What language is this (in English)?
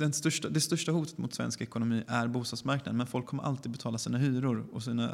Swedish